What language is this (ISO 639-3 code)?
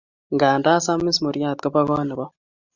kln